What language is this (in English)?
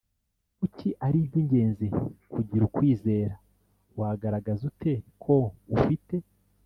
Kinyarwanda